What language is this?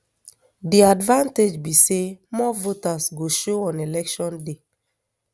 Nigerian Pidgin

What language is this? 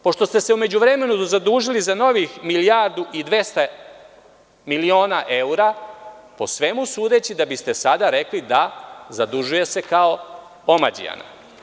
Serbian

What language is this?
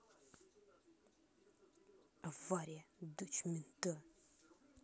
Russian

